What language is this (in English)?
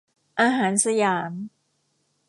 Thai